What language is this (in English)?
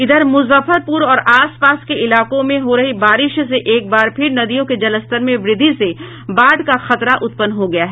Hindi